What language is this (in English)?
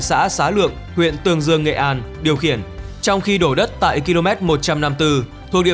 Vietnamese